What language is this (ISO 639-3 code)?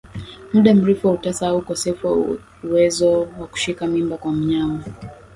swa